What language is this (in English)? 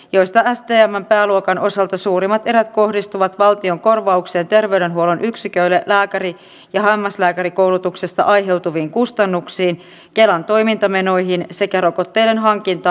Finnish